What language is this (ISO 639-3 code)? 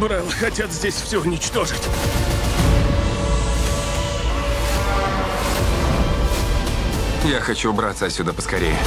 rus